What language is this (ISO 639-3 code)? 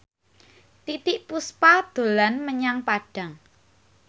jav